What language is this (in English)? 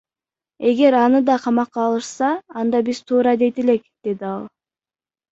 Kyrgyz